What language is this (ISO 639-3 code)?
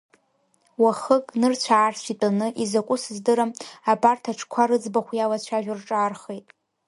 abk